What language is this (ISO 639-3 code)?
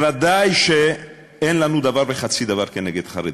heb